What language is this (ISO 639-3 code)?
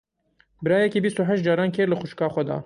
kur